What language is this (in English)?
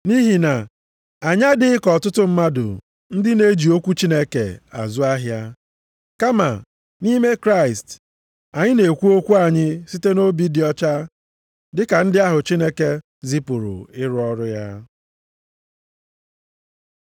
Igbo